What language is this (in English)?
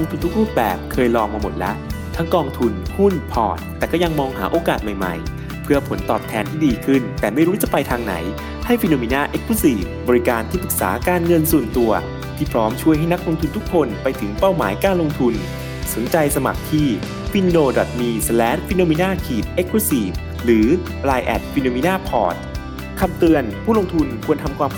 Thai